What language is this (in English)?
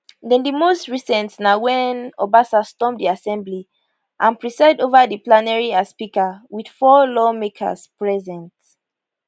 Nigerian Pidgin